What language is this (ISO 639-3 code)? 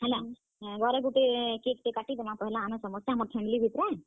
ori